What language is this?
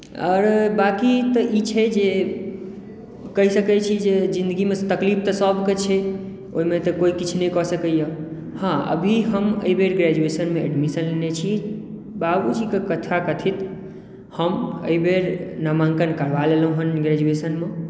Maithili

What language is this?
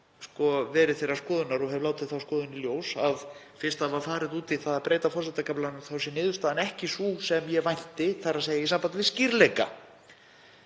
Icelandic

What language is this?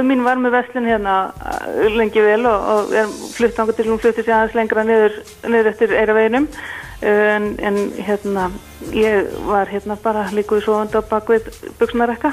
Dutch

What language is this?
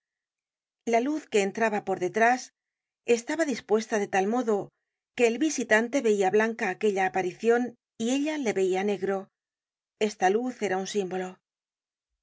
Spanish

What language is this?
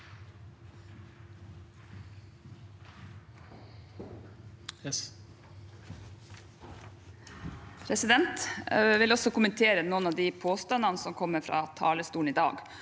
Norwegian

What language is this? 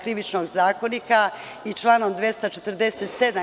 Serbian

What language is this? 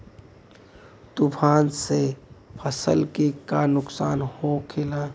Bhojpuri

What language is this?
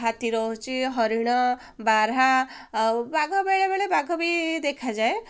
Odia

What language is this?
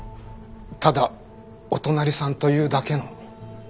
Japanese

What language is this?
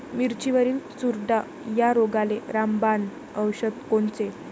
Marathi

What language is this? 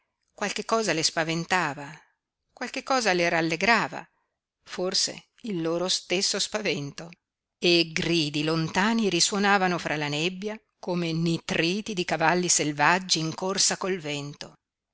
Italian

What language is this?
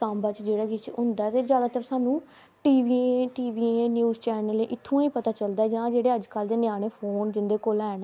Dogri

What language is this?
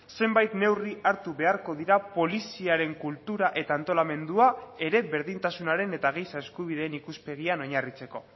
Basque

